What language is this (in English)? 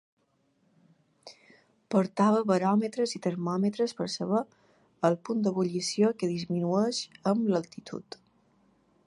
Catalan